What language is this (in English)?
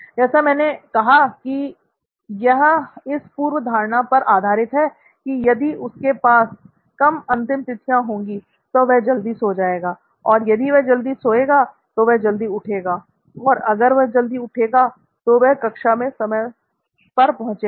Hindi